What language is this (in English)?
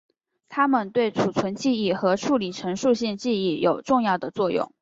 Chinese